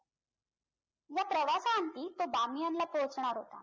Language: Marathi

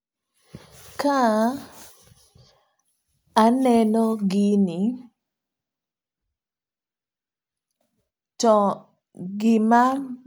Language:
Luo (Kenya and Tanzania)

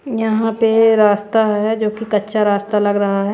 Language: Hindi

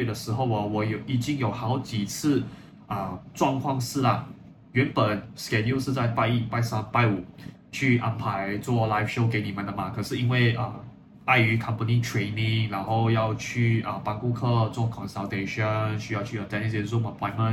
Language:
Chinese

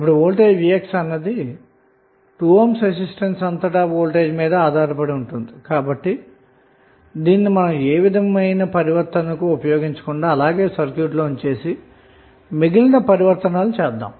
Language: Telugu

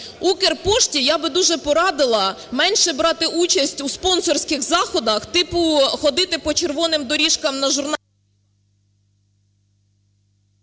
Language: Ukrainian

